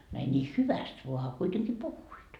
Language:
Finnish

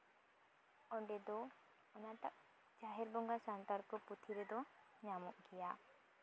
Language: Santali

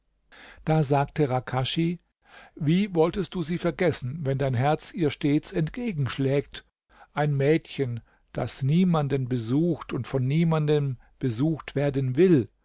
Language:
German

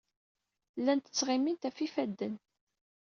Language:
Kabyle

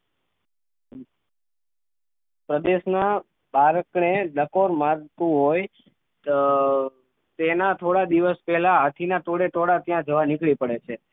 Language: Gujarati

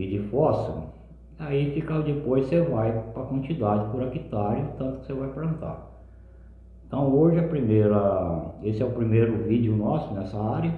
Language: Portuguese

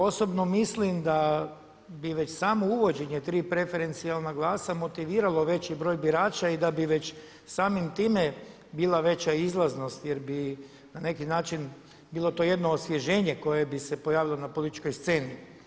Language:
Croatian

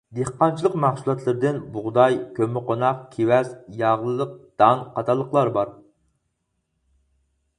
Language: Uyghur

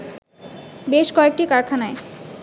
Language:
Bangla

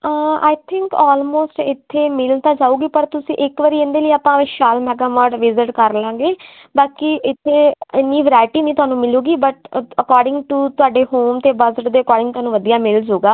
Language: Punjabi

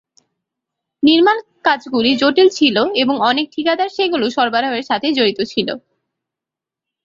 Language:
Bangla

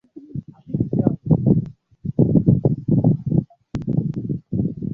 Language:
Swahili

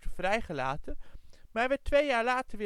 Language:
Dutch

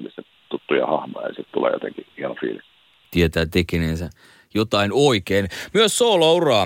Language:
Finnish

